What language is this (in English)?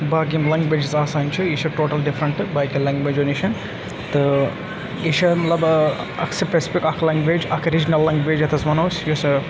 Kashmiri